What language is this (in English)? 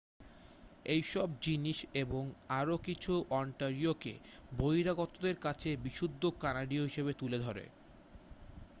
Bangla